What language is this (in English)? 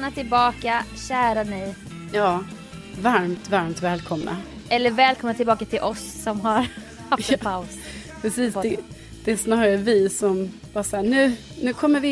Swedish